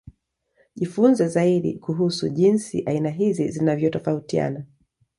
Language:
Swahili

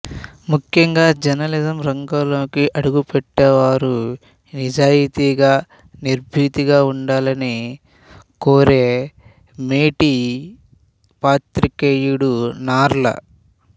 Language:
Telugu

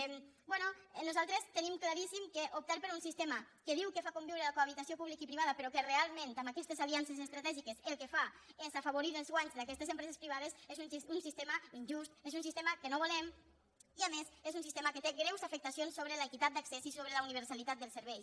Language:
Catalan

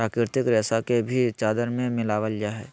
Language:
Magahi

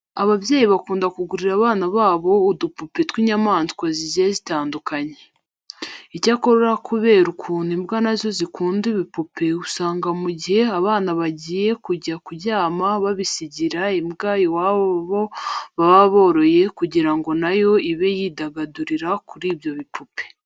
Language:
Kinyarwanda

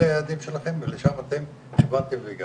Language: Hebrew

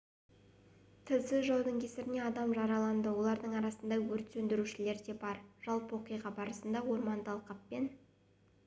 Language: Kazakh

